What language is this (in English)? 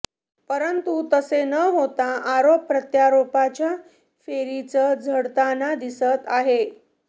Marathi